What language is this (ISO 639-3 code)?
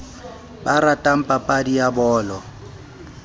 sot